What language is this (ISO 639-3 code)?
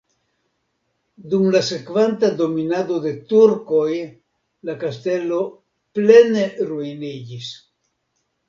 epo